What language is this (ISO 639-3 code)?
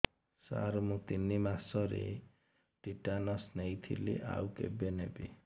ori